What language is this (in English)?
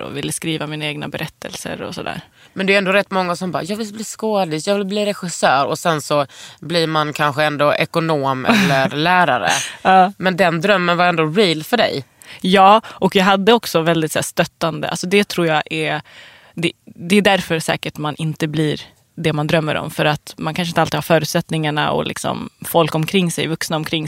Swedish